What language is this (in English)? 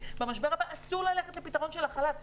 Hebrew